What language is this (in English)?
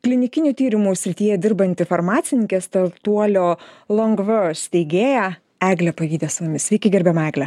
Lithuanian